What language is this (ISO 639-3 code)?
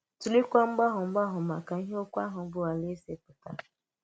ibo